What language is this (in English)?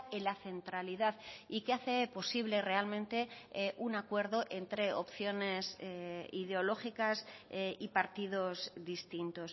Spanish